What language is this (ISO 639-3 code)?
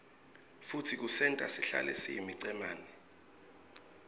ssw